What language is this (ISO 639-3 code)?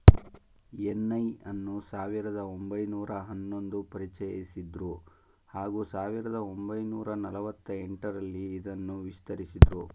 kan